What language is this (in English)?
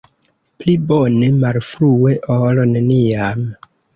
Esperanto